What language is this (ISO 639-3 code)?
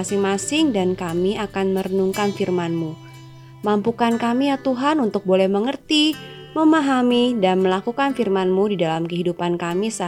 ind